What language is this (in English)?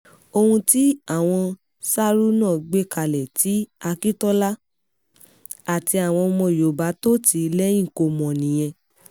Yoruba